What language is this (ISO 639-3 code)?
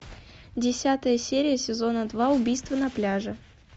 rus